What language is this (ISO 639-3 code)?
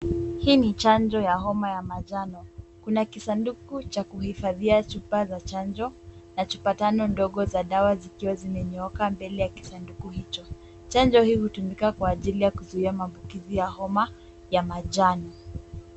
swa